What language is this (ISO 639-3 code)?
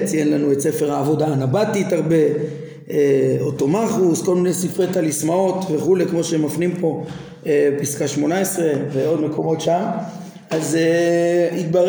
heb